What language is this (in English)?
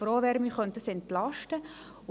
Swiss German